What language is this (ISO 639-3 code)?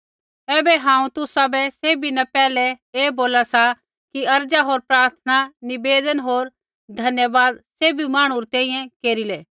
kfx